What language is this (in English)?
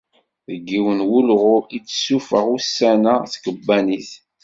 Kabyle